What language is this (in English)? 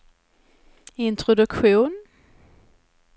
Swedish